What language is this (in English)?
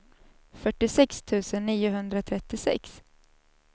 Swedish